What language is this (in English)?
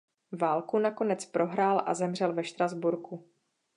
Czech